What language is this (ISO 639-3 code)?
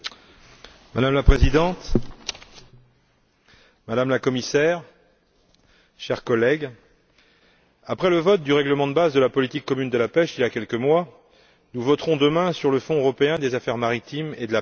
fra